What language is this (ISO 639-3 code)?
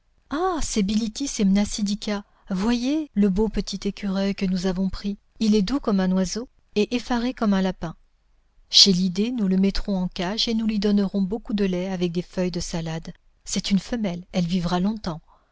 fra